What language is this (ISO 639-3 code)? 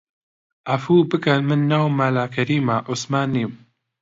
ckb